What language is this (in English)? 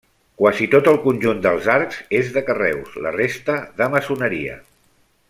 Catalan